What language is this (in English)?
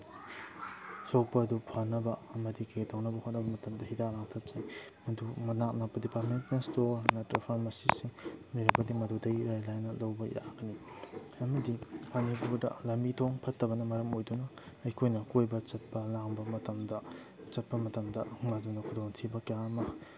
Manipuri